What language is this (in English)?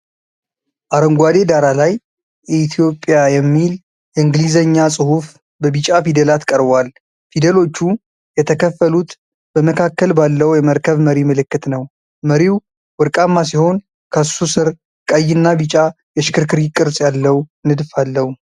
Amharic